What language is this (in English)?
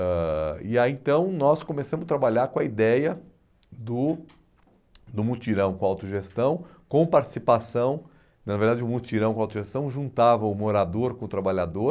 Portuguese